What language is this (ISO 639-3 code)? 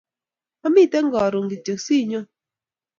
kln